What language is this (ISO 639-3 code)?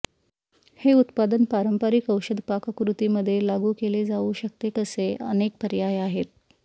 mar